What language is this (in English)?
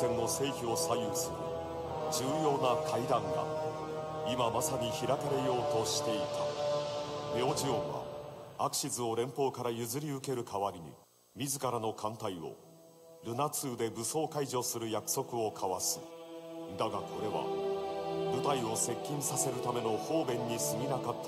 Japanese